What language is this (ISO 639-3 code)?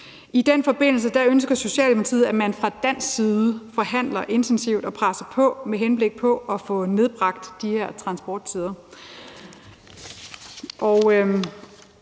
dan